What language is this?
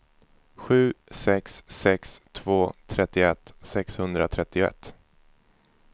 Swedish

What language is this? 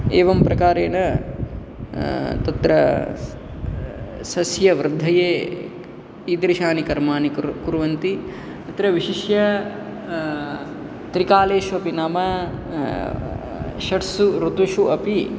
Sanskrit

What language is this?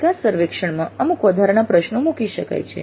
Gujarati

